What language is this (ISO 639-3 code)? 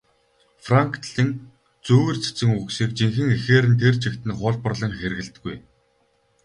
mon